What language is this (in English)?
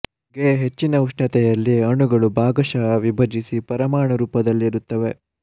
Kannada